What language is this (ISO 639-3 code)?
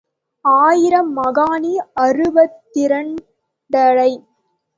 tam